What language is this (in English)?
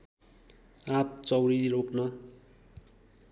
Nepali